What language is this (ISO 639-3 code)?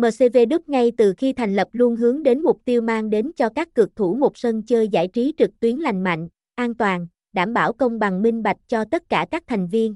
vie